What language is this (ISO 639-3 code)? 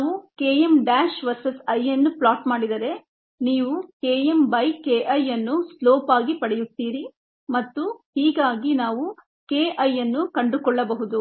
kan